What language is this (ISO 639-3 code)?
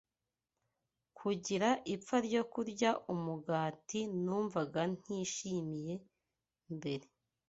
kin